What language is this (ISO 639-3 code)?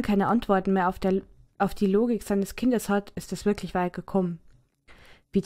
deu